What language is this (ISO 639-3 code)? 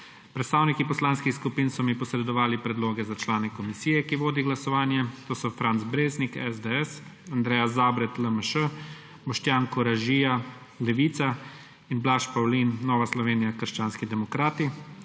slv